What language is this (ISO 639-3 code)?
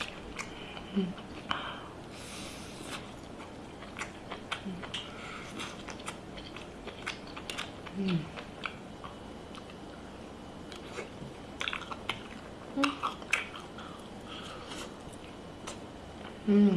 vie